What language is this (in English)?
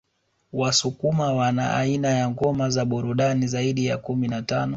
Swahili